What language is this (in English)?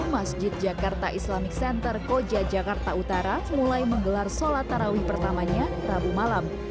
Indonesian